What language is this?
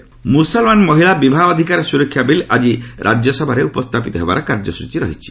Odia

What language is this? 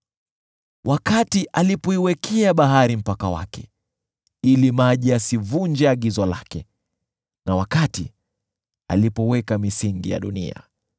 Swahili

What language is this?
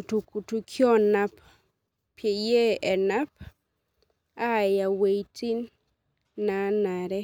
Masai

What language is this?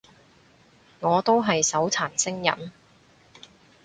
Cantonese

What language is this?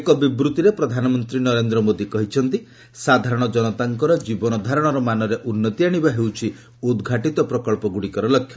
Odia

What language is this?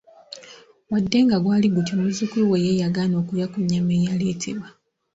Ganda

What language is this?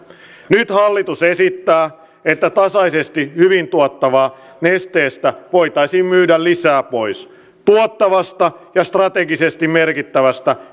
Finnish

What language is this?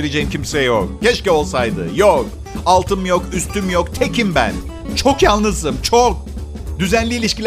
Turkish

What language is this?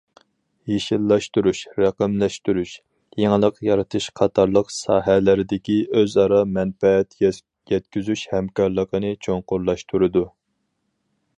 Uyghur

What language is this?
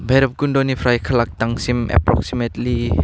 Bodo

